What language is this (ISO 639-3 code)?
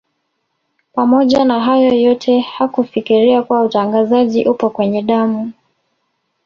swa